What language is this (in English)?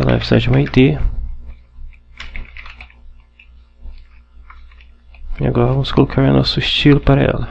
Portuguese